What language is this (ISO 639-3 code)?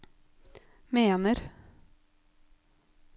nor